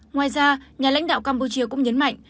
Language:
Vietnamese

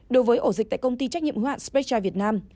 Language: Vietnamese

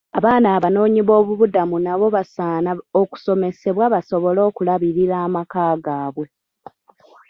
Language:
Ganda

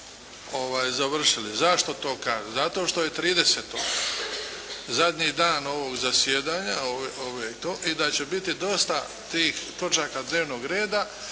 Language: Croatian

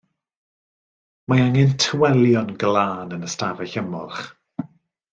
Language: Welsh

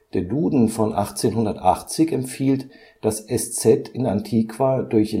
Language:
German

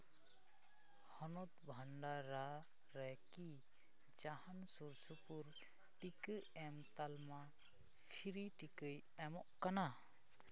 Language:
Santali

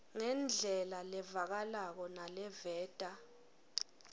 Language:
Swati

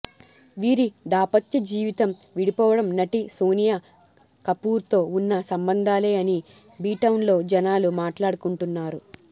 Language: Telugu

